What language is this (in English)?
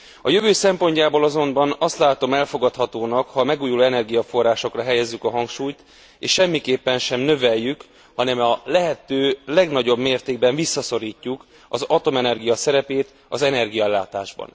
Hungarian